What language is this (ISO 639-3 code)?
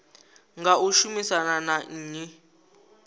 ven